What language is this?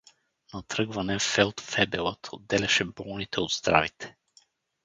Bulgarian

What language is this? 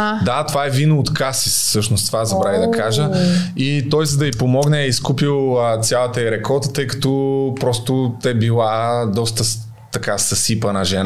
Bulgarian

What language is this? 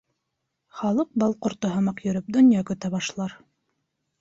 Bashkir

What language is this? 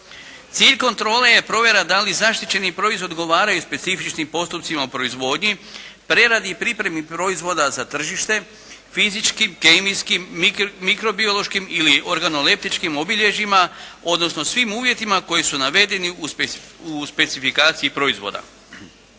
Croatian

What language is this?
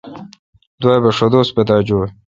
Kalkoti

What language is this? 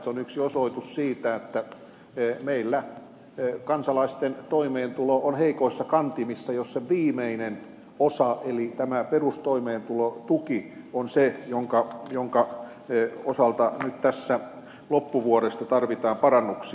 Finnish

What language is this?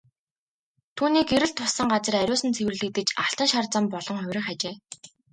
Mongolian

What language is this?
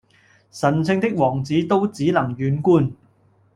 Cantonese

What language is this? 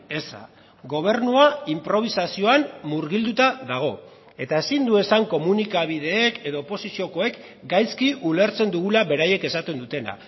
Basque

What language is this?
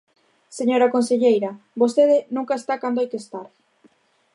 Galician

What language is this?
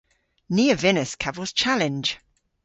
Cornish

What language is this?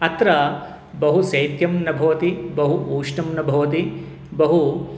Sanskrit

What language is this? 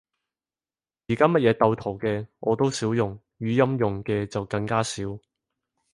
Cantonese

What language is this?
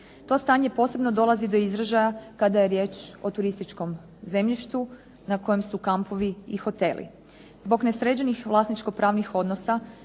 Croatian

